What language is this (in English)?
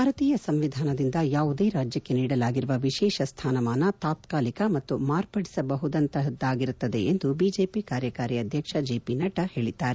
Kannada